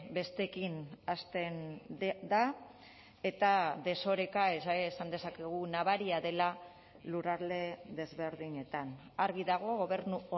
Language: Basque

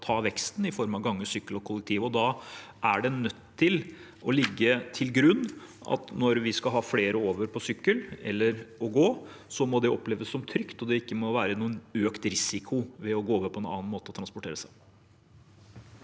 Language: Norwegian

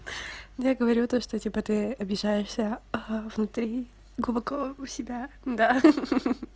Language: Russian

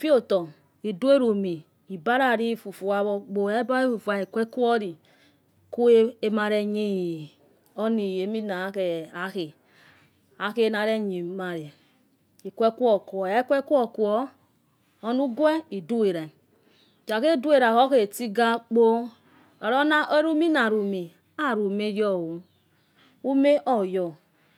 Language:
Yekhee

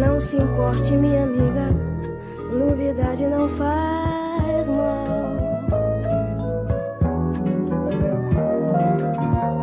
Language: Portuguese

